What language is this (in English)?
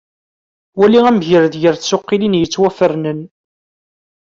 Kabyle